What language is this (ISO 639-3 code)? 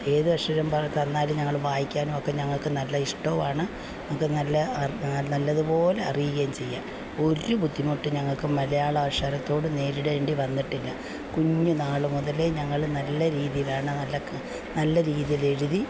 mal